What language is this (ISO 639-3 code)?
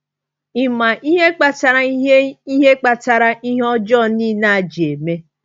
ibo